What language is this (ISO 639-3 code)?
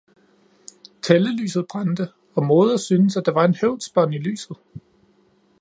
dan